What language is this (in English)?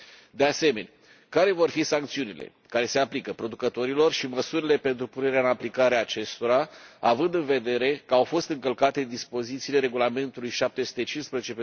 Romanian